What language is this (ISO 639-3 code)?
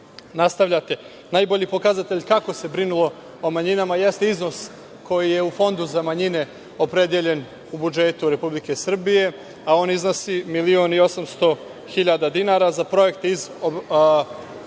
srp